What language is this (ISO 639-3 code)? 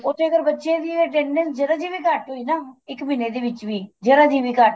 pan